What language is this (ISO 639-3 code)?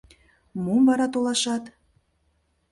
chm